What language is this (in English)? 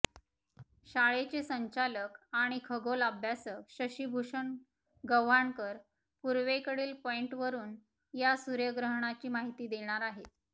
Marathi